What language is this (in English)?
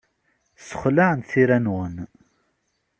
Kabyle